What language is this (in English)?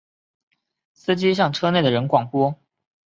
Chinese